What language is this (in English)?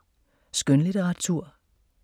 Danish